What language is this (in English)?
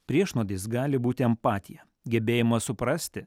Lithuanian